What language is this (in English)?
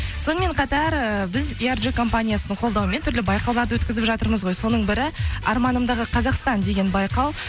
Kazakh